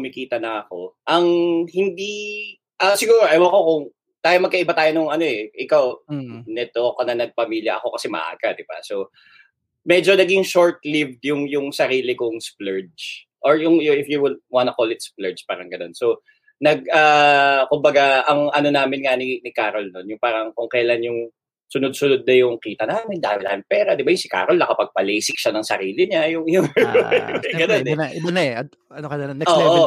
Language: Filipino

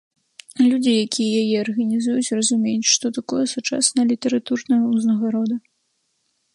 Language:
Belarusian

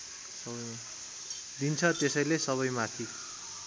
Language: Nepali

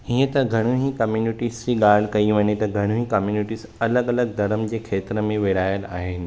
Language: Sindhi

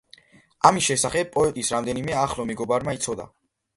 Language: Georgian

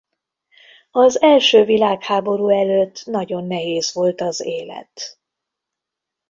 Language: Hungarian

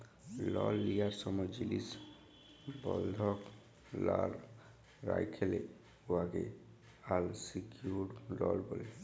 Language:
Bangla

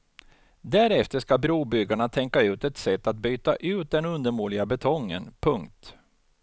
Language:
Swedish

